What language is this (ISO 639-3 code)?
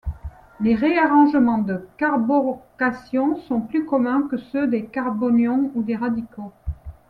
fra